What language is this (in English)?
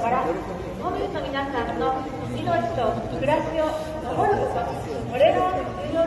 Japanese